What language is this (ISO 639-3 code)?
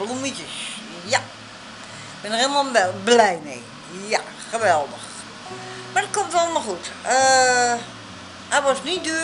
nld